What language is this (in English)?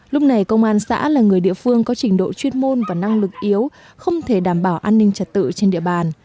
Vietnamese